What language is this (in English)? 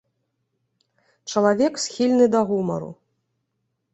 Belarusian